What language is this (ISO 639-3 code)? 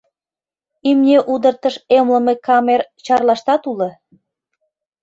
chm